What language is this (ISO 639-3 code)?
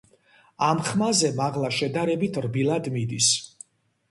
kat